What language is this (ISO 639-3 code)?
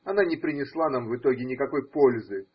rus